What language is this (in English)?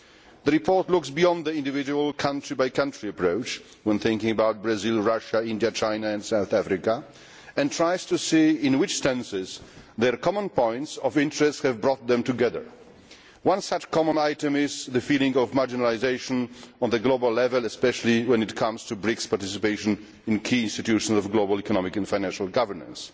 English